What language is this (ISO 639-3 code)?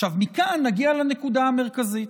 heb